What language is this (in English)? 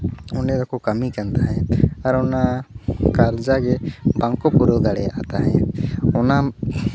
Santali